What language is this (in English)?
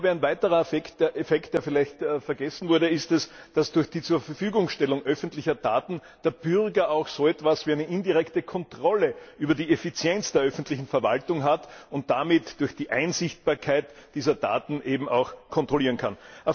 German